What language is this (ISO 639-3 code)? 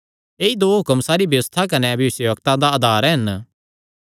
xnr